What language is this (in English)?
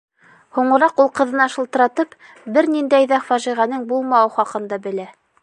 Bashkir